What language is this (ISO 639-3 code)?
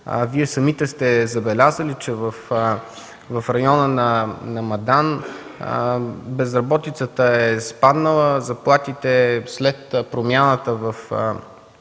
bul